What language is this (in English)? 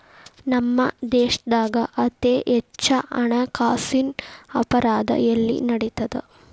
Kannada